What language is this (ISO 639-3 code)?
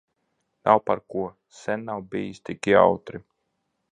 lav